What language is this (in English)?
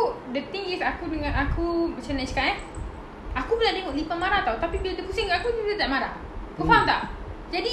Malay